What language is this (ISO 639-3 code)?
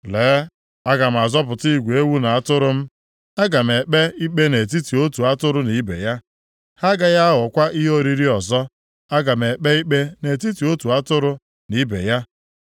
ibo